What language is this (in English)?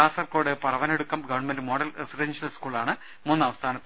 Malayalam